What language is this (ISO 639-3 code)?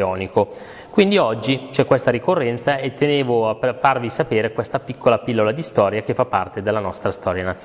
ita